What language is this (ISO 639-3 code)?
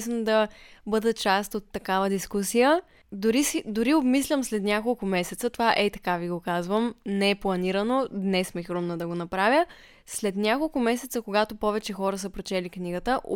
bul